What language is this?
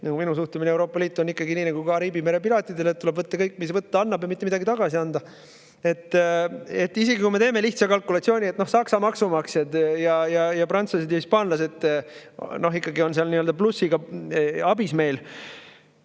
Estonian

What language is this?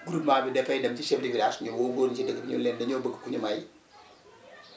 Wolof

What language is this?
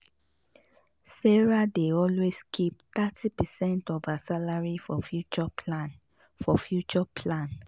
Nigerian Pidgin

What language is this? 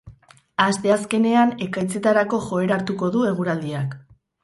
Basque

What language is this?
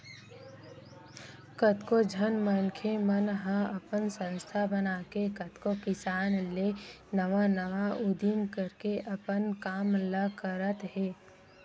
Chhattisgarhi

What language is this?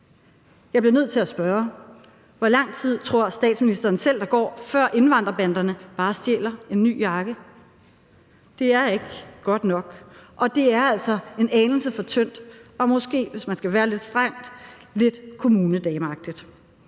Danish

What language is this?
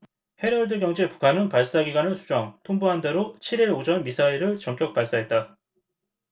Korean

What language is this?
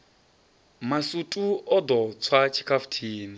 Venda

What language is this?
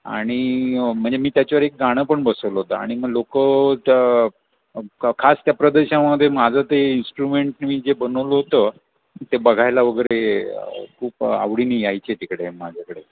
Marathi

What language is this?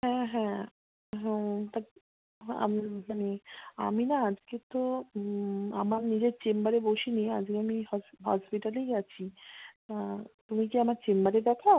Bangla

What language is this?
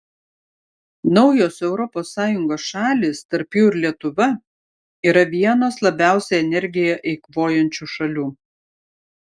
Lithuanian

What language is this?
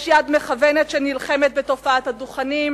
Hebrew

